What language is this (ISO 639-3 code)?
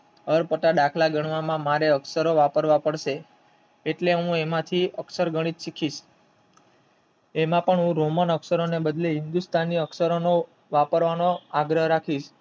guj